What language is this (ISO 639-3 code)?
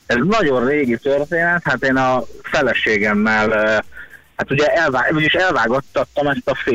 hun